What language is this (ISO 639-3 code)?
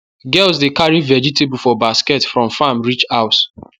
pcm